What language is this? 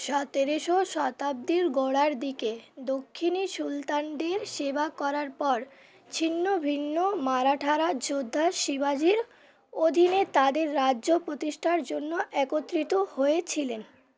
Bangla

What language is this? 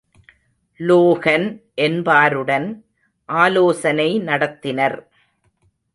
Tamil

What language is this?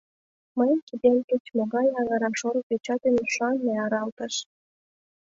Mari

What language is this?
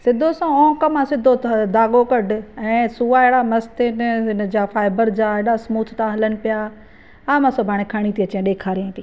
Sindhi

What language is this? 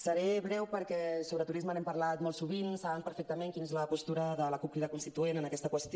Catalan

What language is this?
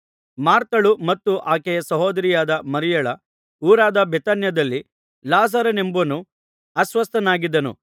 Kannada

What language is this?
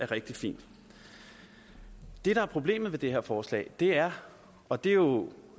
Danish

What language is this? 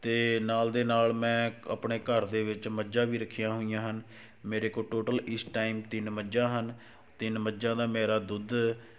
Punjabi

